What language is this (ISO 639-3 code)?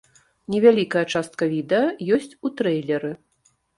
bel